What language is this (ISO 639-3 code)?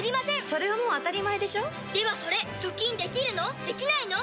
jpn